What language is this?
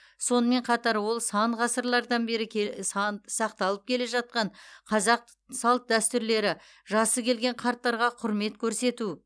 Kazakh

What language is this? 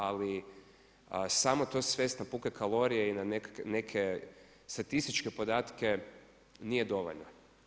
Croatian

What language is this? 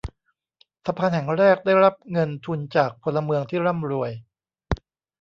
Thai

